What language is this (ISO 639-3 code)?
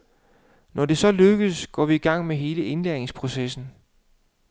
dan